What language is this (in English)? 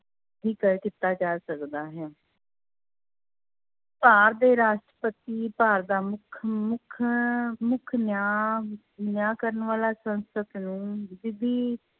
Punjabi